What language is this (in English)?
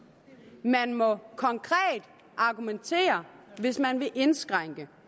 Danish